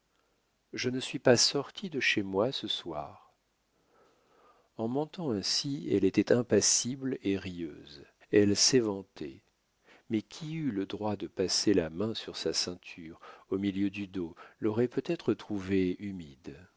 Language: French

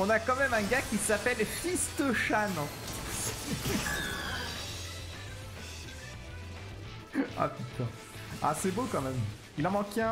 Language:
French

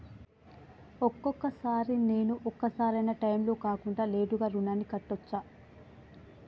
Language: Telugu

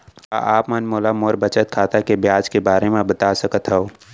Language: Chhattisgarhi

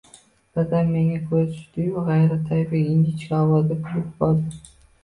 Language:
Uzbek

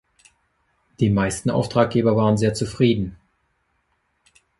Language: German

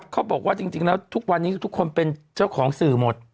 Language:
Thai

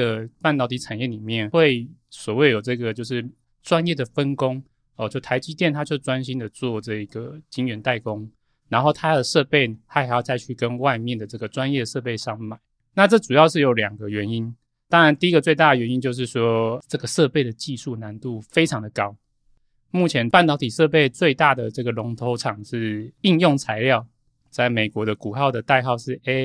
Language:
Chinese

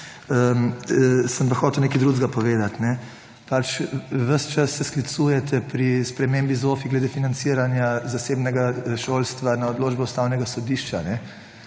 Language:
Slovenian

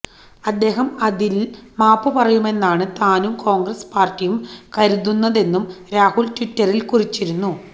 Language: Malayalam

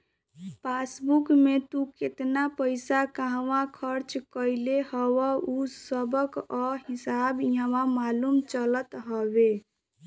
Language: Bhojpuri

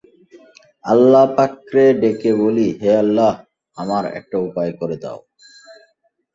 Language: Bangla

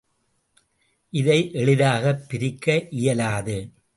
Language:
Tamil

